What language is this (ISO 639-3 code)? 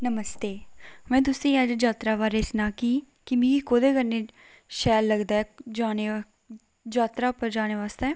doi